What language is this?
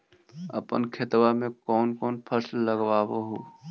Magahi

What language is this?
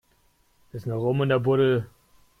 German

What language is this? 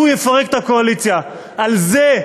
Hebrew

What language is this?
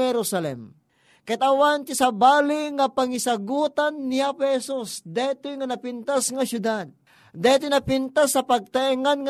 Filipino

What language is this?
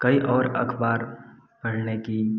Hindi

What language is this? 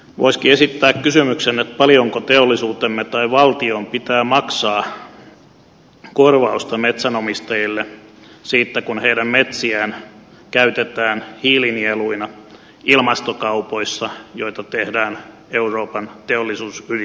Finnish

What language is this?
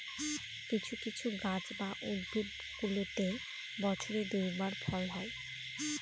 Bangla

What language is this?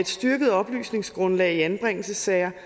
Danish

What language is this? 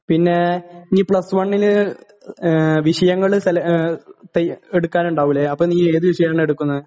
Malayalam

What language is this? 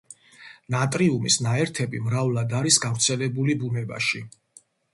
Georgian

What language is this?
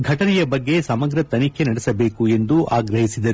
Kannada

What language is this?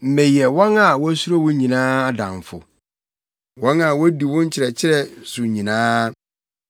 Akan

